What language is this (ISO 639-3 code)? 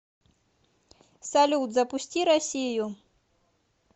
rus